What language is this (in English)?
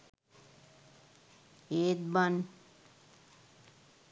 Sinhala